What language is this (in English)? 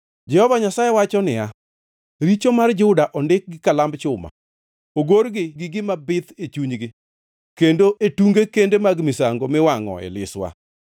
Luo (Kenya and Tanzania)